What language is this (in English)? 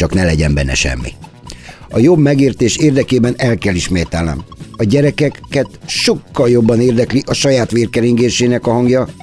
Hungarian